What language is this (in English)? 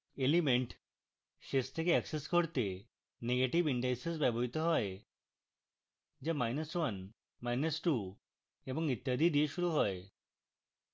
Bangla